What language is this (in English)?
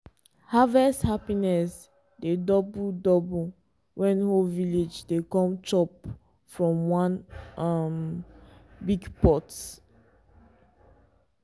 Nigerian Pidgin